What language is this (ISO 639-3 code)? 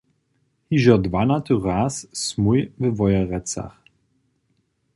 hsb